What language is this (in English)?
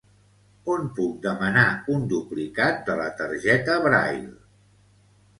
Catalan